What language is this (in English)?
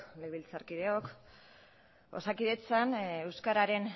Basque